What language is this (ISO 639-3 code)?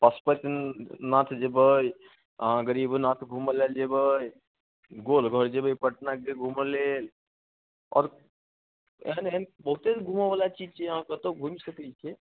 mai